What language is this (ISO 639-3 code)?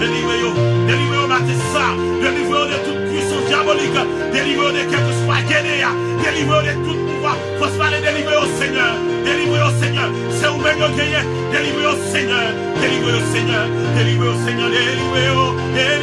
fra